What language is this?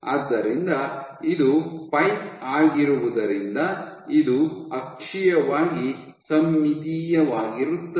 Kannada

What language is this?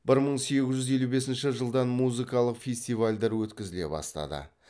Kazakh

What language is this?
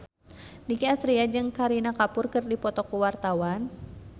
Sundanese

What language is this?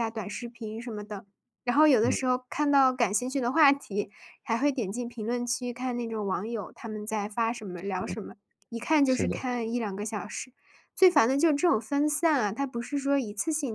Chinese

